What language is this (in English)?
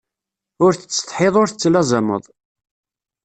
Kabyle